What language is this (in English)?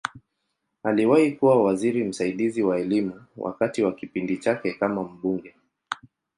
Swahili